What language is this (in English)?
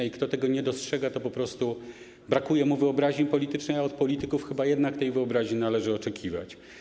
Polish